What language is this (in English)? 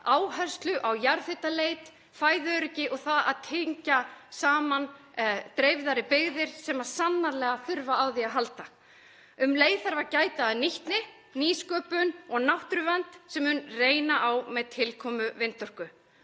Icelandic